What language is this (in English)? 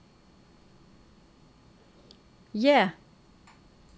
Norwegian